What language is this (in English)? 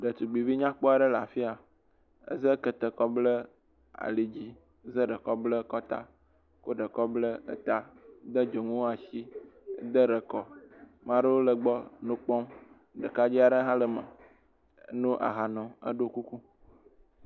Ewe